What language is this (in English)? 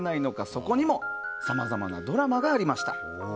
Japanese